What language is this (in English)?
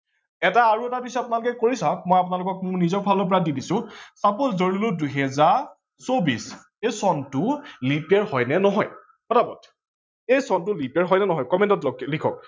Assamese